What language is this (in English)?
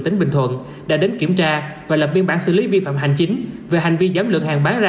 Vietnamese